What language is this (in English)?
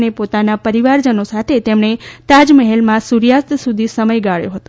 Gujarati